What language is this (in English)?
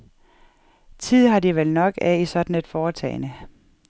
Danish